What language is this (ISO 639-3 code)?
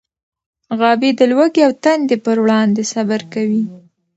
pus